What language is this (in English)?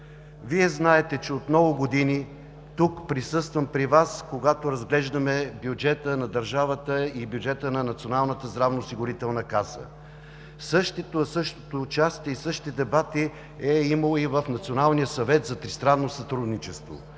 Bulgarian